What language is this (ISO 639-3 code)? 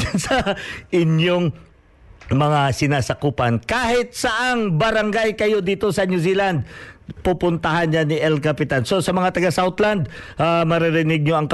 fil